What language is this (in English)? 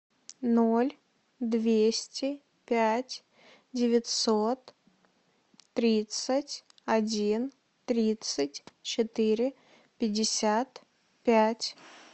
Russian